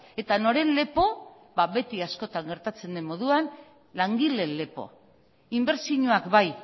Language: Basque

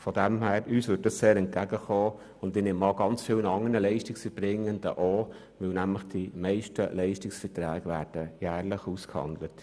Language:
Swiss German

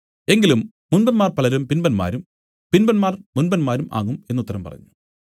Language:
Malayalam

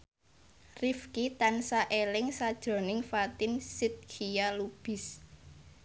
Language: Javanese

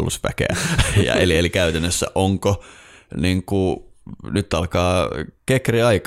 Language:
Finnish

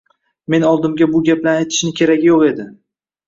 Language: Uzbek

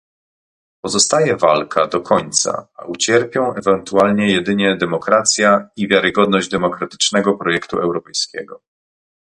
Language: Polish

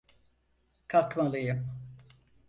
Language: Turkish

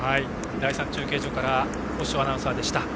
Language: Japanese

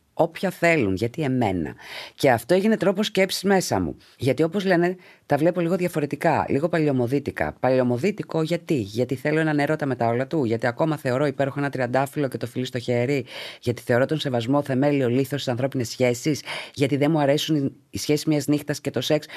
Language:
Greek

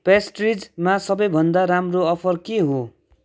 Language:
Nepali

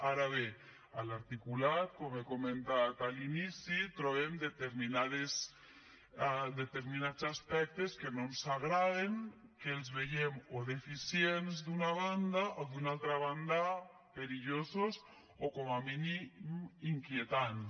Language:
Catalan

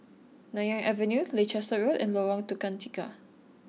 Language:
English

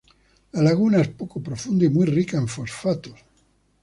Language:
Spanish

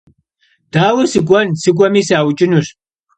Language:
Kabardian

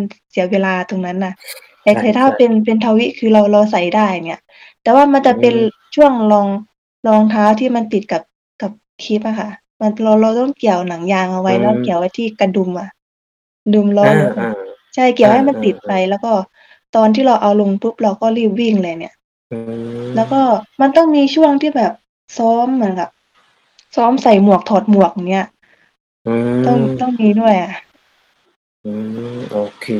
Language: Thai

